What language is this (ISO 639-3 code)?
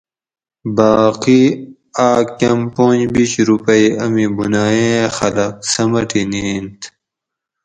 gwc